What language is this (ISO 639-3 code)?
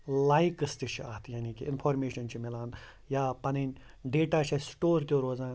kas